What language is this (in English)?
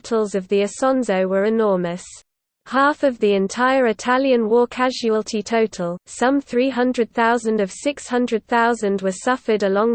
English